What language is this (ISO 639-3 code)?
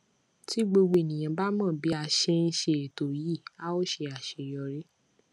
yor